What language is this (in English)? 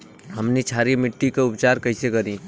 Bhojpuri